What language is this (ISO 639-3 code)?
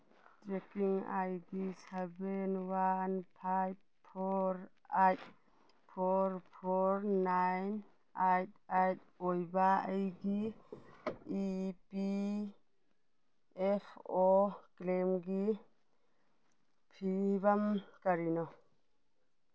mni